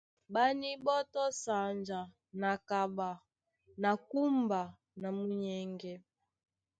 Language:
Duala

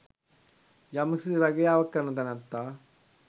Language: Sinhala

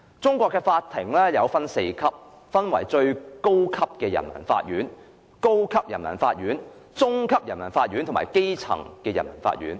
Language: Cantonese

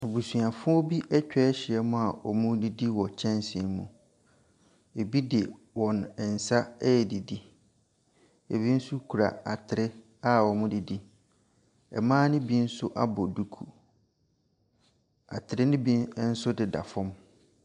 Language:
Akan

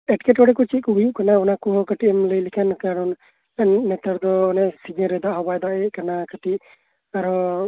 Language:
Santali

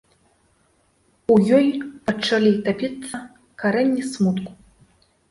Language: Belarusian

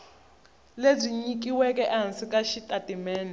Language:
Tsonga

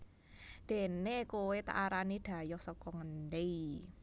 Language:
Javanese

